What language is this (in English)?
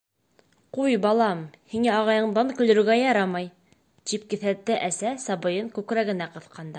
Bashkir